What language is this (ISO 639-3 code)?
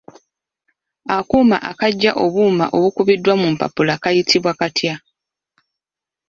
lug